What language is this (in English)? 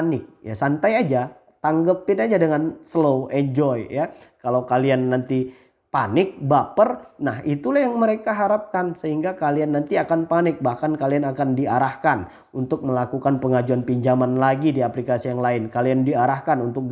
Indonesian